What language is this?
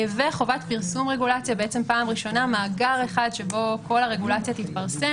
Hebrew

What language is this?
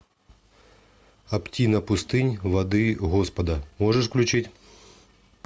Russian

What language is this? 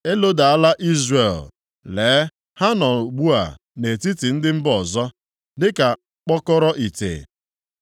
Igbo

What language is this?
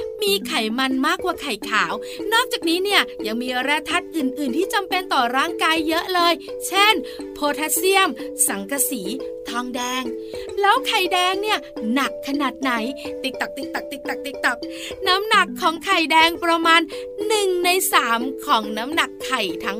Thai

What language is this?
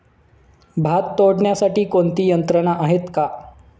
Marathi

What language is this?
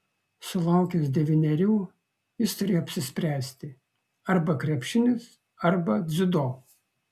Lithuanian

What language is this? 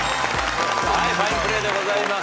Japanese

